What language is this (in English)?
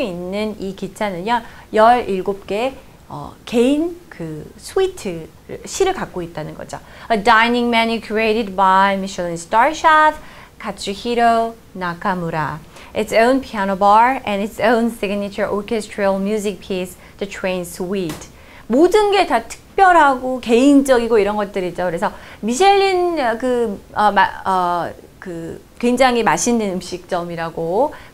Korean